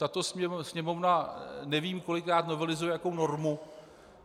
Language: Czech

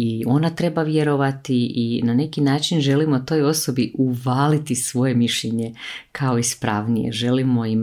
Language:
Croatian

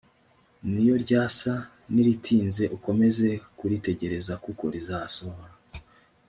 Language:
Kinyarwanda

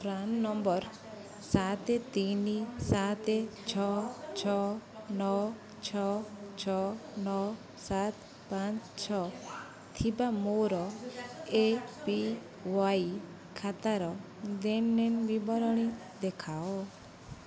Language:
Odia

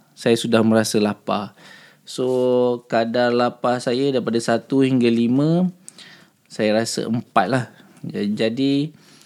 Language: Malay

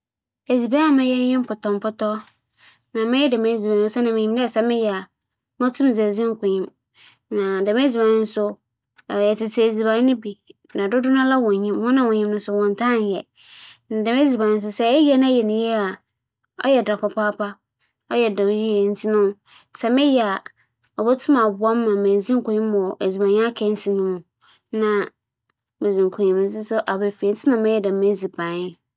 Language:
Akan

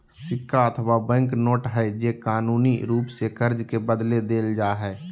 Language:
Magahi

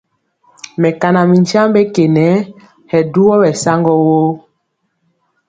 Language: Mpiemo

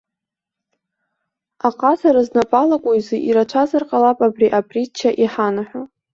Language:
Abkhazian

